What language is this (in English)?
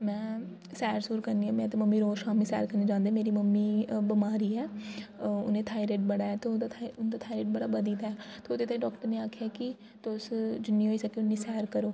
Dogri